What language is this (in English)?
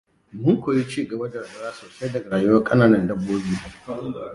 Hausa